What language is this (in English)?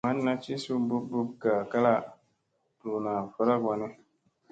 Musey